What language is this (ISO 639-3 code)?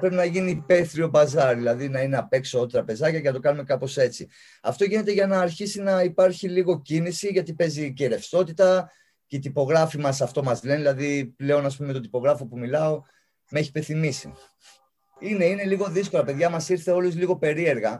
ell